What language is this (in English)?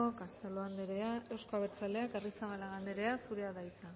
Basque